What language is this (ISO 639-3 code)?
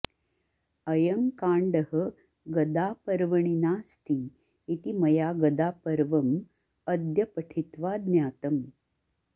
san